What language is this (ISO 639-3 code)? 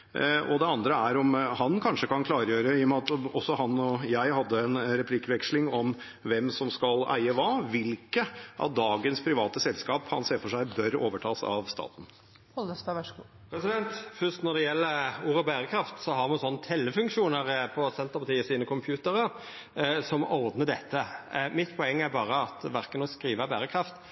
nor